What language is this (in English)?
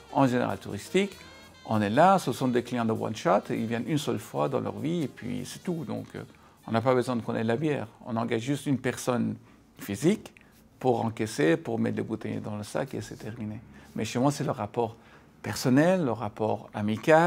French